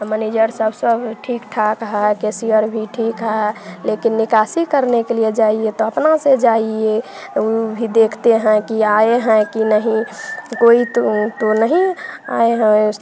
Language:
Hindi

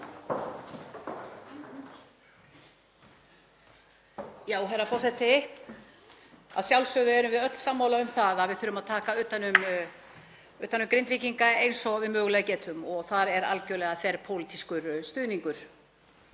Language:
Icelandic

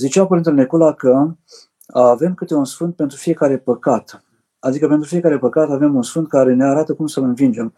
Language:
Romanian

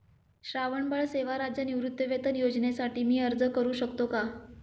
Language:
Marathi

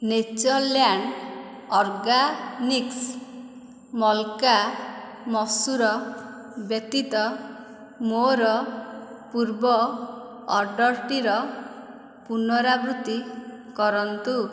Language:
Odia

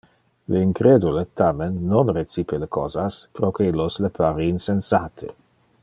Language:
Interlingua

